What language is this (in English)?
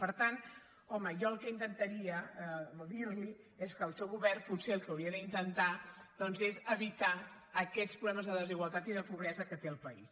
Catalan